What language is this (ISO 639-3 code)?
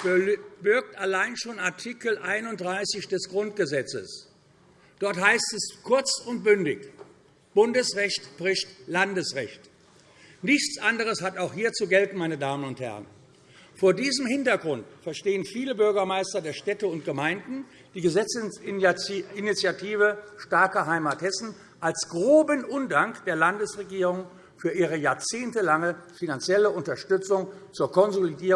deu